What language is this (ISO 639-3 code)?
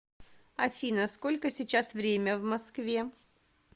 rus